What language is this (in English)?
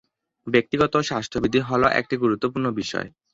Bangla